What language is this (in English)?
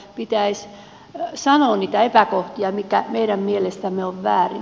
Finnish